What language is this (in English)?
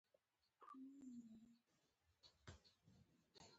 Pashto